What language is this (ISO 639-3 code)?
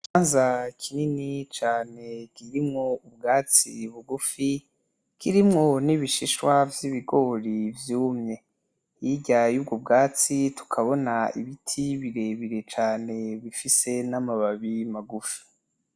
run